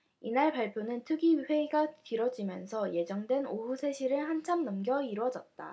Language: Korean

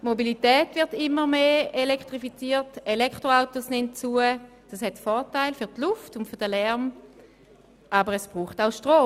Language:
Swiss German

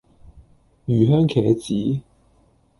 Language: Cantonese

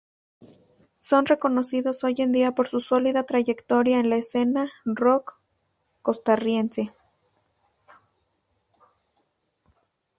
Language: Spanish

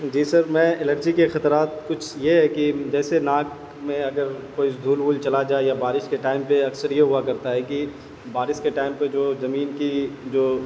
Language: Urdu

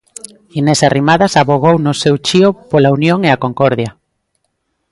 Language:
Galician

